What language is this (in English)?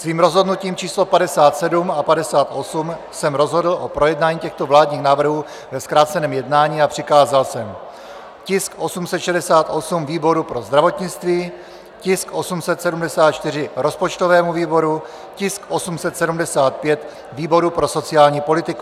Czech